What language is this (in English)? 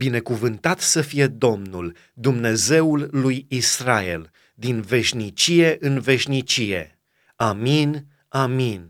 Romanian